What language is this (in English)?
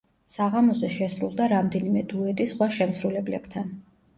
Georgian